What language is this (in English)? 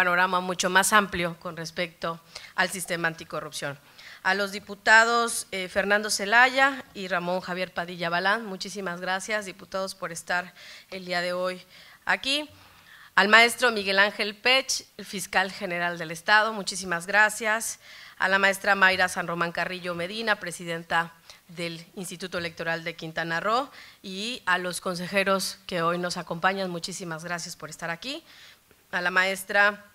Spanish